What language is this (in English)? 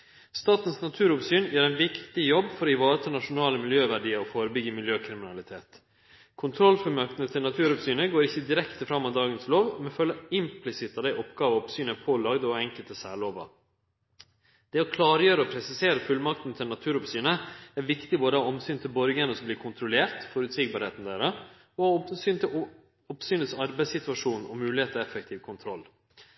Norwegian Nynorsk